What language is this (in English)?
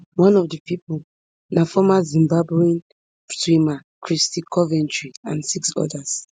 Nigerian Pidgin